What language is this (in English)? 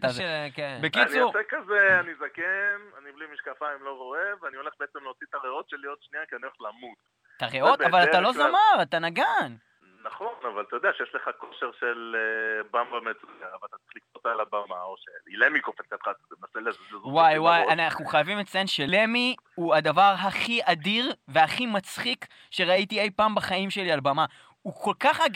Hebrew